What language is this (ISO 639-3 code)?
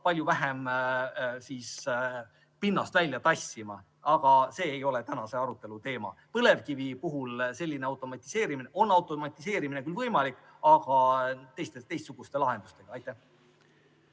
est